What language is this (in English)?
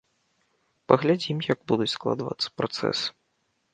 Belarusian